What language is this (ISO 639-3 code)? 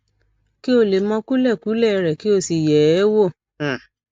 yor